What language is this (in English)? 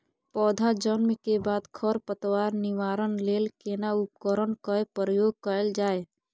Maithili